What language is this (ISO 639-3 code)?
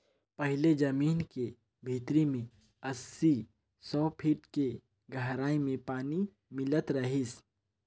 hne